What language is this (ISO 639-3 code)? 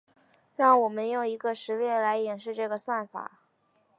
zho